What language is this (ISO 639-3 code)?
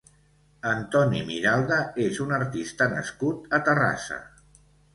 cat